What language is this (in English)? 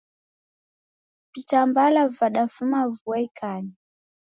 Taita